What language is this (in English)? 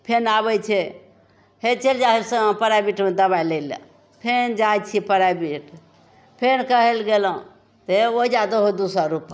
Maithili